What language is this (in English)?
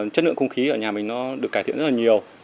Vietnamese